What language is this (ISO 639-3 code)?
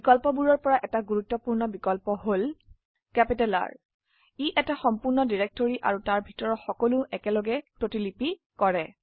asm